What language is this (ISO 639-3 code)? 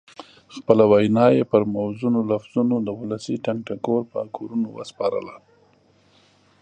pus